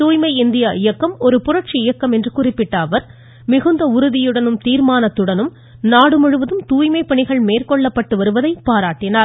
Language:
Tamil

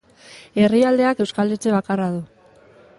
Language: Basque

